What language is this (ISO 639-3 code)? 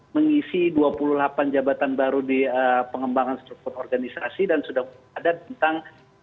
ind